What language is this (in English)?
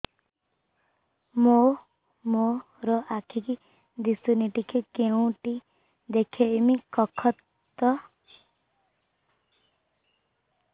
Odia